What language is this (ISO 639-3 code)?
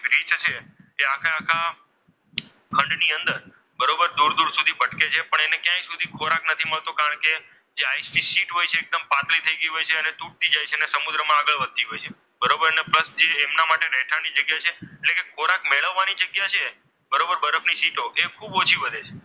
guj